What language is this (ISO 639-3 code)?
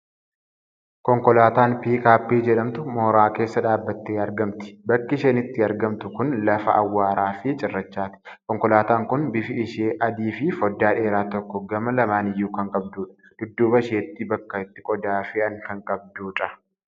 orm